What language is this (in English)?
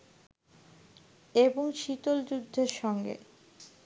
Bangla